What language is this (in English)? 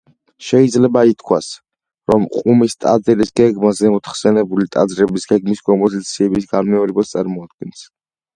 Georgian